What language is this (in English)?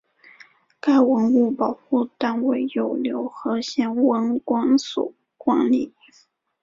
Chinese